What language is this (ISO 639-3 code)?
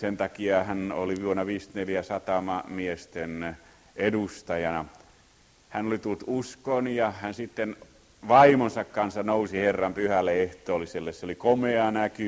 fin